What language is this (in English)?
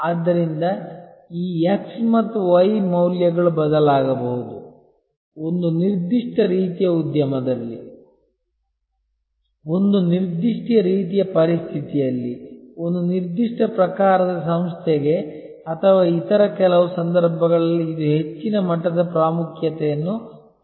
Kannada